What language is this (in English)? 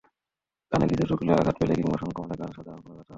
Bangla